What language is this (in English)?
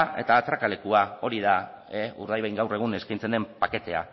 Basque